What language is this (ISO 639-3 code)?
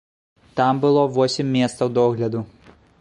bel